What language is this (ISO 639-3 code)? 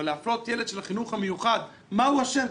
heb